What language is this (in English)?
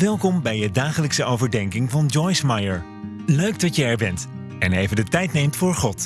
Dutch